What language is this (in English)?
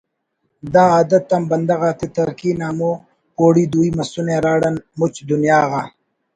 Brahui